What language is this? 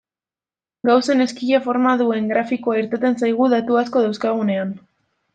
Basque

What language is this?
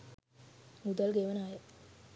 Sinhala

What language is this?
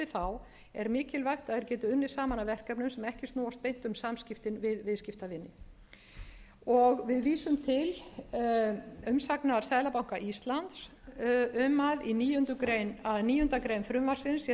Icelandic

